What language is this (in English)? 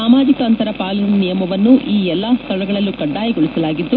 Kannada